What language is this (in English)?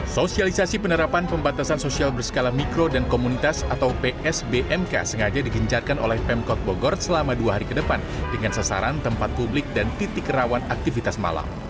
Indonesian